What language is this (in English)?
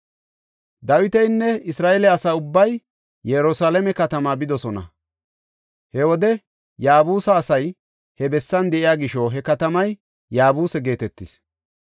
Gofa